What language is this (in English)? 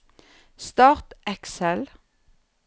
Norwegian